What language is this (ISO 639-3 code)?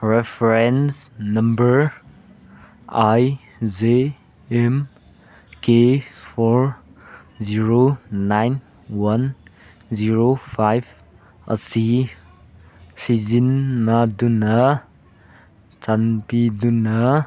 mni